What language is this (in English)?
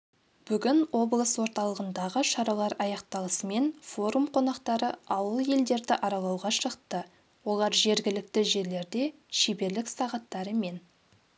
Kazakh